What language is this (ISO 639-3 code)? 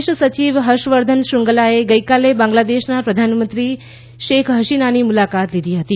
guj